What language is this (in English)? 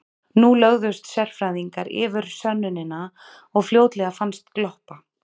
Icelandic